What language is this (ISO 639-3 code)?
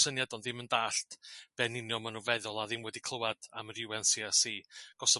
cym